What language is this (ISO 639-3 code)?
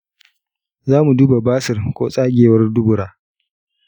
hau